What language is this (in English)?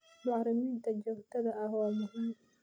Somali